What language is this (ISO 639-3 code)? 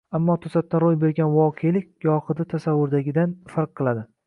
uzb